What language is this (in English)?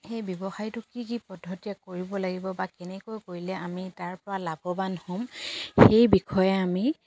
Assamese